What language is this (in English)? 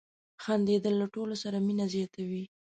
Pashto